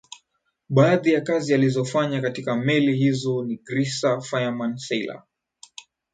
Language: Swahili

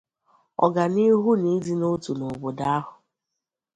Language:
Igbo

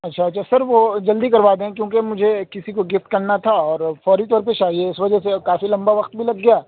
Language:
Urdu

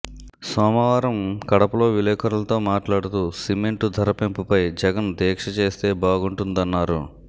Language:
Telugu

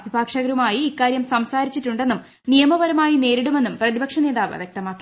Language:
Malayalam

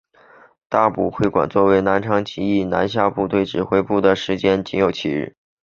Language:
Chinese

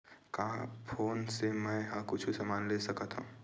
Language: Chhattisgarhi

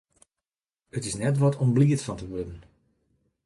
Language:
Western Frisian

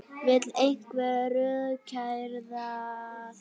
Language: Icelandic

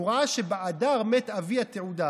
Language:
Hebrew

